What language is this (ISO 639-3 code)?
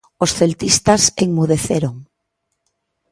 glg